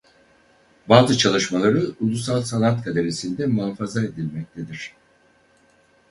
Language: Turkish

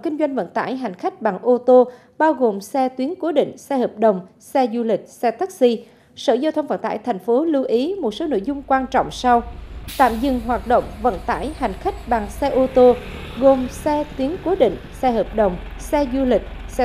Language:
Vietnamese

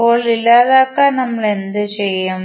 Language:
Malayalam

